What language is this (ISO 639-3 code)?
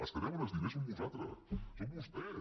cat